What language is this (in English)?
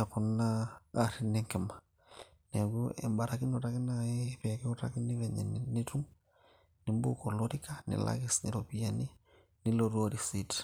Masai